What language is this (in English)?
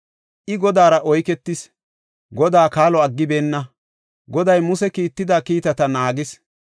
Gofa